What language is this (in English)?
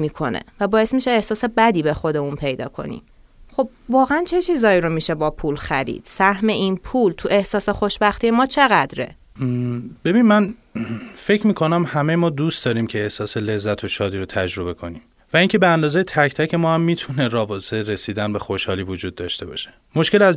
Persian